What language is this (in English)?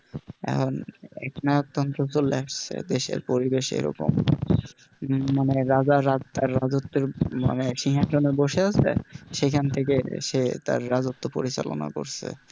Bangla